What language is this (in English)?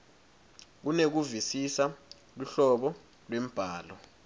Swati